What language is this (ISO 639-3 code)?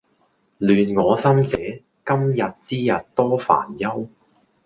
yue